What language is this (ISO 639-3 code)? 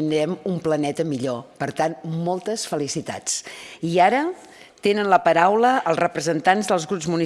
cat